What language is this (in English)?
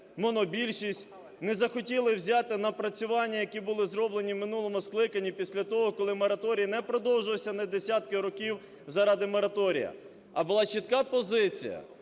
Ukrainian